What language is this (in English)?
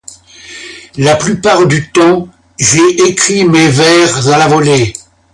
French